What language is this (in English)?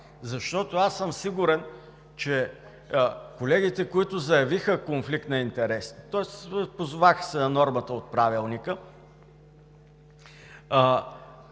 Bulgarian